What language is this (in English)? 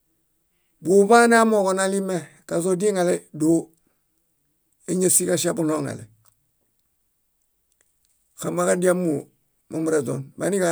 Bayot